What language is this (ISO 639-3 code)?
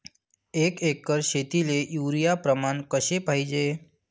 mar